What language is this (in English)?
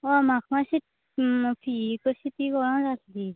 Konkani